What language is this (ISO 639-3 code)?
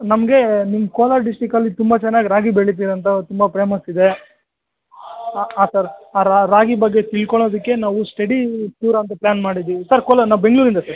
kan